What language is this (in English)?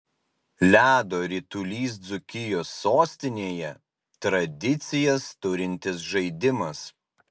Lithuanian